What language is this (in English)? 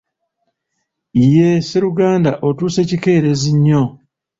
Ganda